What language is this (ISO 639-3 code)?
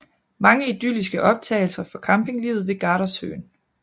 dan